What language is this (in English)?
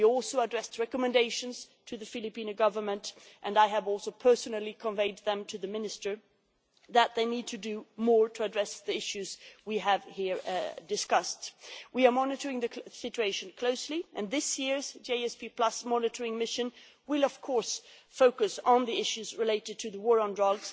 English